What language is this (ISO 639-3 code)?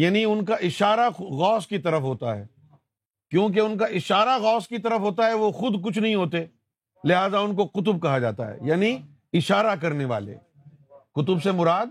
urd